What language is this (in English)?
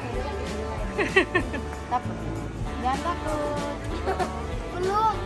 Indonesian